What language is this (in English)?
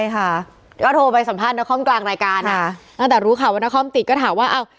Thai